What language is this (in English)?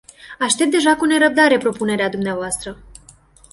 Romanian